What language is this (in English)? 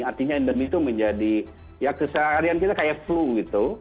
Indonesian